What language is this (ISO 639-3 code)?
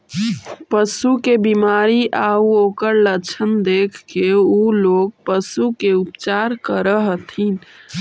mag